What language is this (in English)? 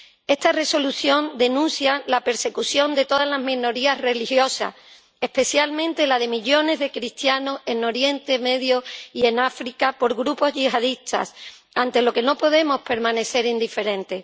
Spanish